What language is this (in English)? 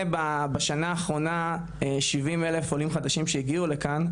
Hebrew